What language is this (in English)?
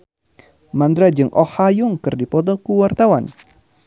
Sundanese